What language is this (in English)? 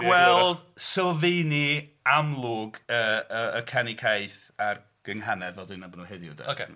Welsh